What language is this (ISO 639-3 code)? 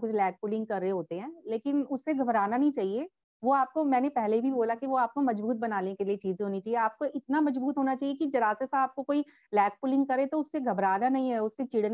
hin